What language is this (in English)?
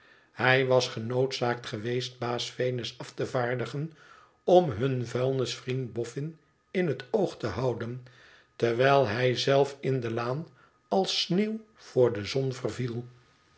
Dutch